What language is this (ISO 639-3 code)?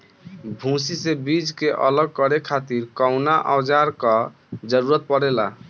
bho